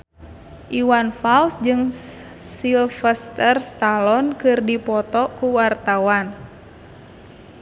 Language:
Sundanese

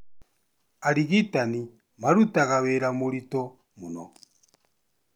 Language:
Kikuyu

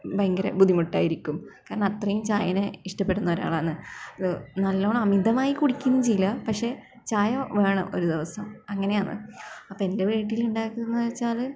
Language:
Malayalam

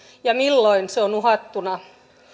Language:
Finnish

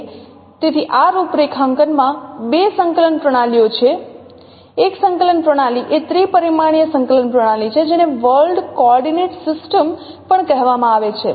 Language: Gujarati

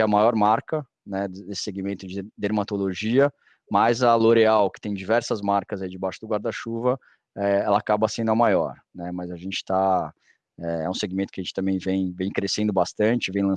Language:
Portuguese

